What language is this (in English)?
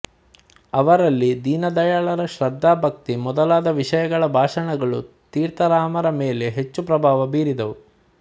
Kannada